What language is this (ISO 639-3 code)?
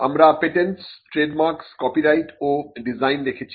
ben